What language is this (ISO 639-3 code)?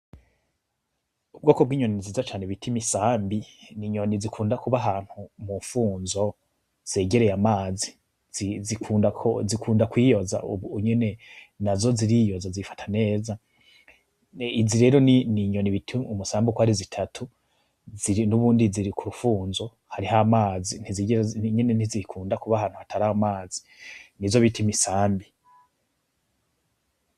run